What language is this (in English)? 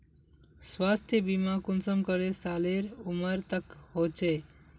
Magahi